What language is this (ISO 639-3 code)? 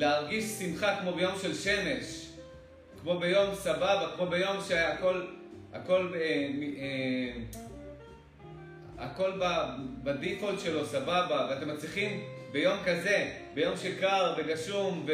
heb